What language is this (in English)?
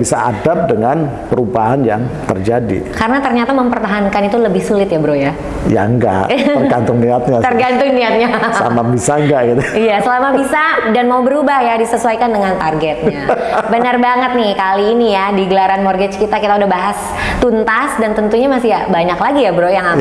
Indonesian